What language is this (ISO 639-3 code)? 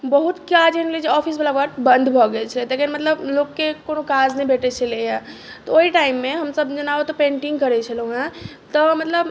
mai